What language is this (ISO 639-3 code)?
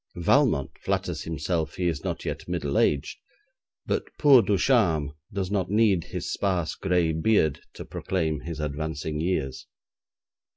eng